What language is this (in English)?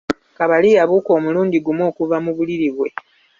Ganda